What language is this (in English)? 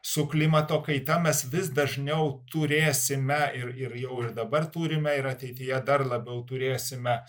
Lithuanian